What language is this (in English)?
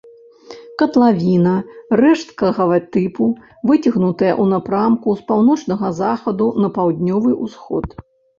Belarusian